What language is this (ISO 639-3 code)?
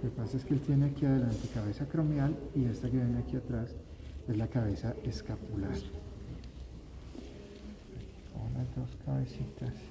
spa